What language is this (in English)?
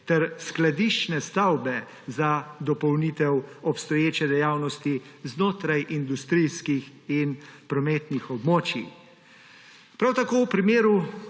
Slovenian